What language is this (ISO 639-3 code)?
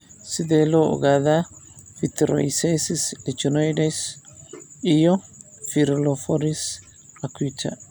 som